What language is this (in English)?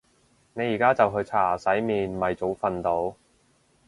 Cantonese